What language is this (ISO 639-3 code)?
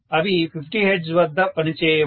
tel